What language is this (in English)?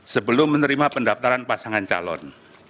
Indonesian